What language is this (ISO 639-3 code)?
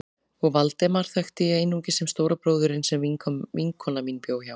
isl